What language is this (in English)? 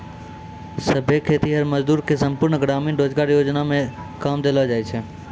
Maithili